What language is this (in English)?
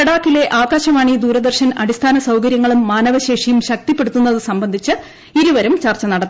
Malayalam